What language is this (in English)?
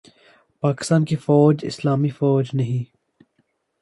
Urdu